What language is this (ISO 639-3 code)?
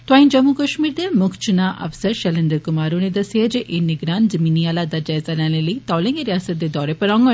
doi